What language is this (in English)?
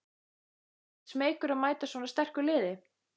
Icelandic